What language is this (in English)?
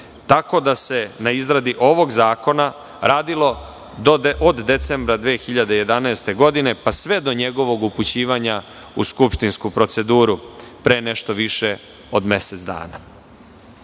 Serbian